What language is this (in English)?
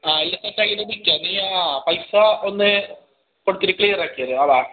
Malayalam